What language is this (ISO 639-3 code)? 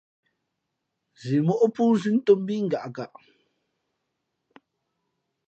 fmp